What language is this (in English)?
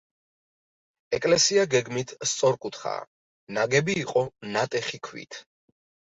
Georgian